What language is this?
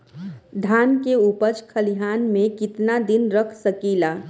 Bhojpuri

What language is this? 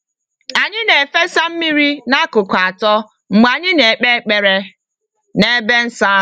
Igbo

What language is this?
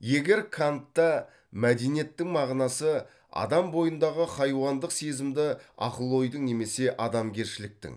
Kazakh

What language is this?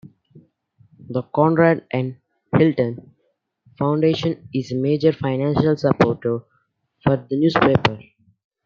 English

